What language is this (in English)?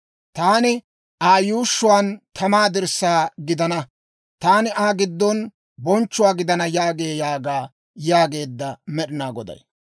Dawro